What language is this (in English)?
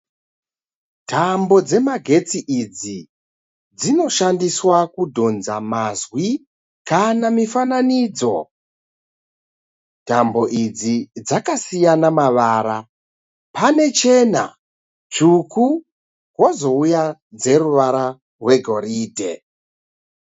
Shona